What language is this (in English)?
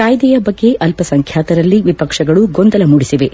Kannada